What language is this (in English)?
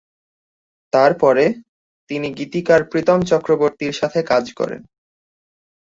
Bangla